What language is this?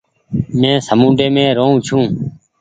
Goaria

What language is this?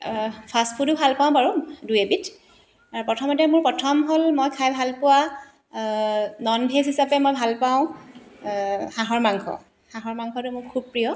Assamese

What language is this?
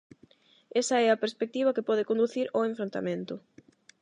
Galician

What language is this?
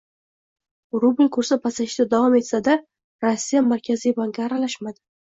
Uzbek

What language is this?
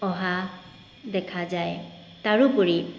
Assamese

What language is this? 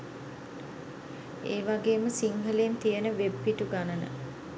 Sinhala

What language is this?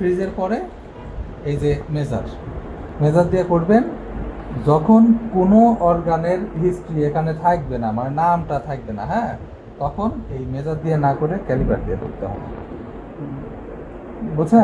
Hindi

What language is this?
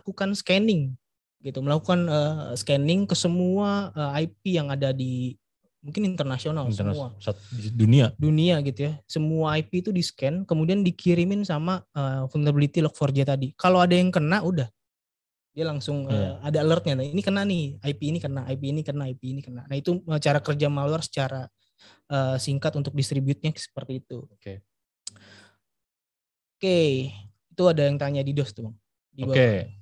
Indonesian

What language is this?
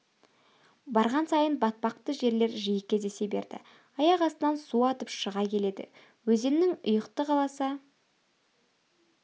Kazakh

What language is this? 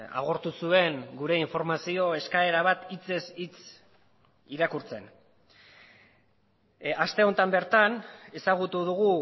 Basque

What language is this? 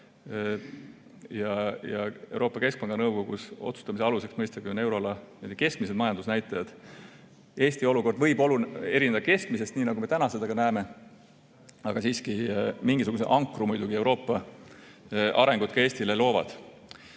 Estonian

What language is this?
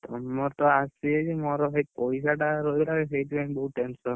Odia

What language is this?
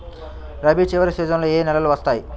Telugu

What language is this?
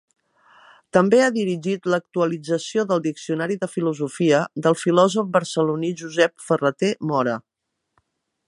Catalan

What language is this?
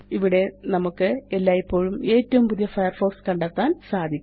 Malayalam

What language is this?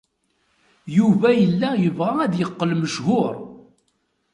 Kabyle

